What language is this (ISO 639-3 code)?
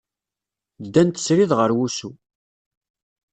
kab